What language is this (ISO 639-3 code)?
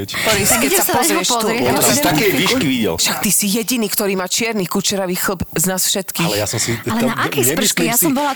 slk